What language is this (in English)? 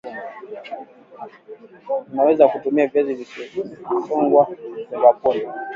Swahili